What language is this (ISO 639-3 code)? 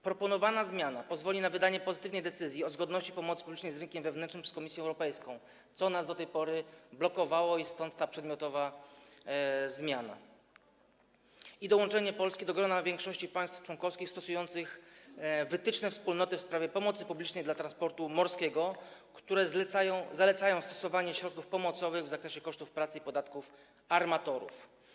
pol